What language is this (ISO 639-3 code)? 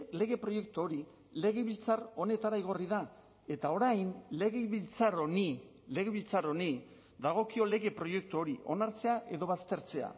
eus